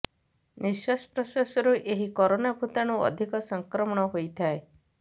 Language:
Odia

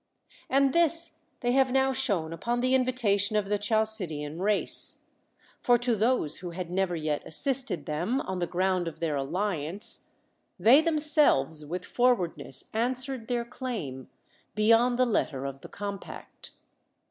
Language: English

